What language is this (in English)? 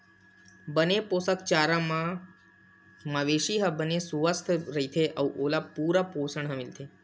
Chhattisgarhi